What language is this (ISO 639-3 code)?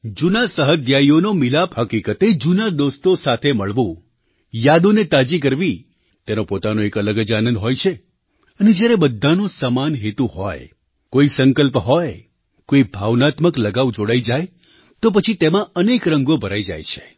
guj